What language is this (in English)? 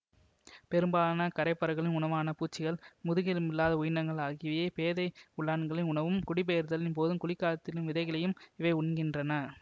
Tamil